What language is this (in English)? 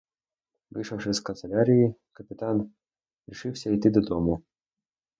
Ukrainian